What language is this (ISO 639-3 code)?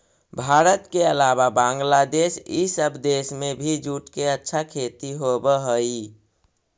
mag